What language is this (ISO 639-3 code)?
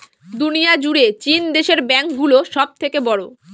ben